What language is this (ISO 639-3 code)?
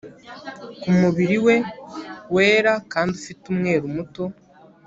kin